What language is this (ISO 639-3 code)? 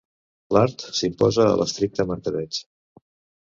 cat